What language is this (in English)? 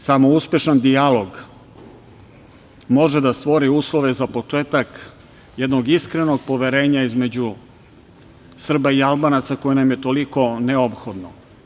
Serbian